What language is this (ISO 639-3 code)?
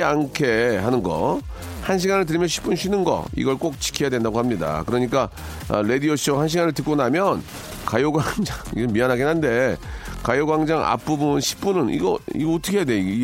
kor